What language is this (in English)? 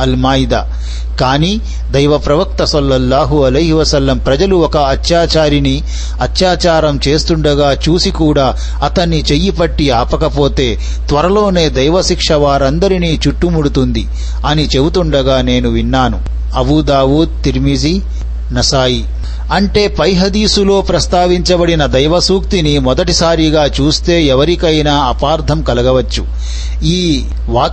Telugu